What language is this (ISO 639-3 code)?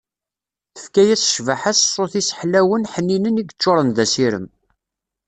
kab